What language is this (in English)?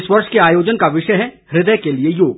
Hindi